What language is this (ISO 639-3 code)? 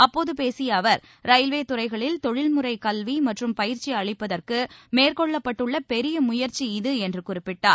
tam